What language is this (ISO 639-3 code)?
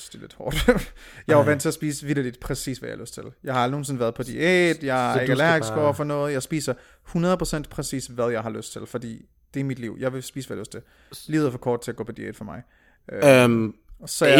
dan